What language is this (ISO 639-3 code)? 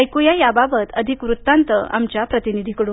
mar